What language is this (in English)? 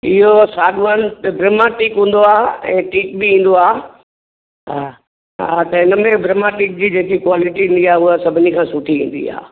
Sindhi